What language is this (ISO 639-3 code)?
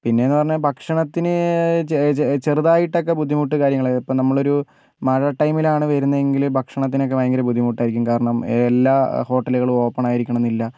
mal